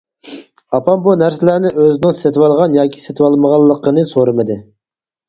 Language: Uyghur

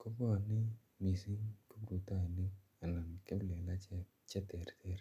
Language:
Kalenjin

